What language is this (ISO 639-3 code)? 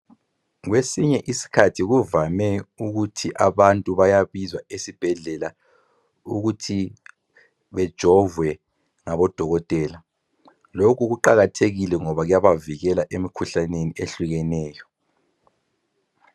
nde